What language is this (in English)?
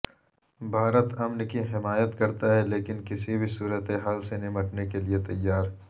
Urdu